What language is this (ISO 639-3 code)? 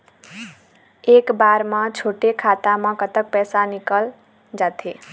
hne